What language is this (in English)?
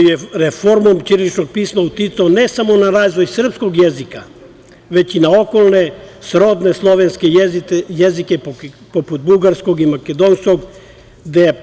Serbian